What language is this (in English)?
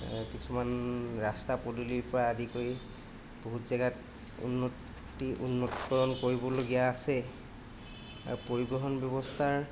Assamese